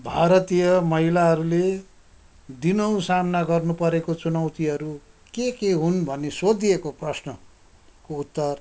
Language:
Nepali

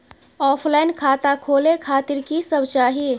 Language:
Maithili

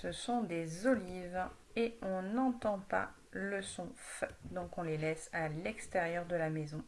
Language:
French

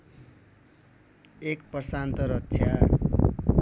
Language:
Nepali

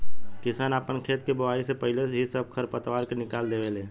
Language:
Bhojpuri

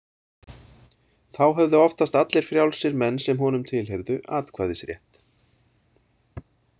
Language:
Icelandic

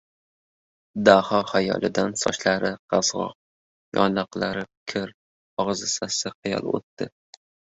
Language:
Uzbek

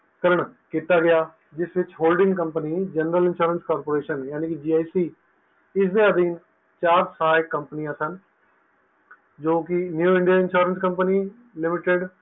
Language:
Punjabi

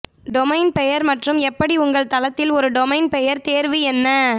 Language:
Tamil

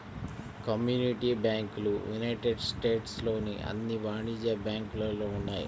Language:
Telugu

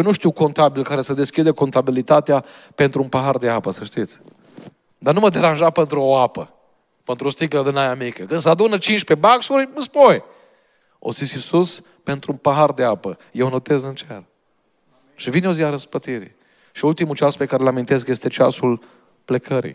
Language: Romanian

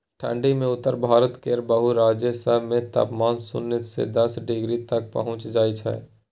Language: Maithili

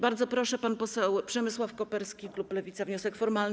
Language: Polish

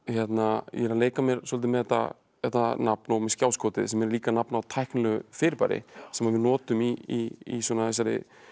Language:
Icelandic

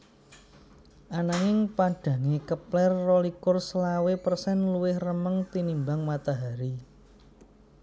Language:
Javanese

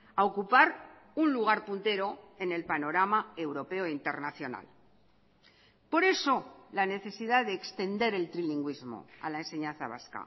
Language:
Spanish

